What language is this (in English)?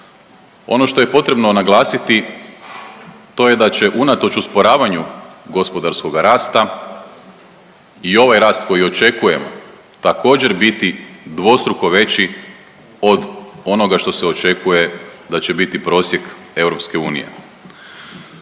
Croatian